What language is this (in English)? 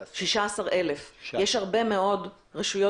Hebrew